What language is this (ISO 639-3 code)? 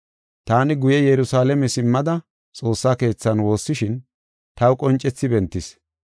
gof